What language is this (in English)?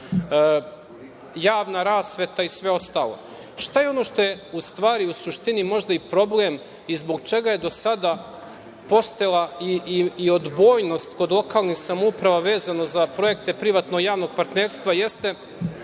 Serbian